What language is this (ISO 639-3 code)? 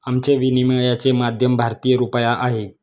mar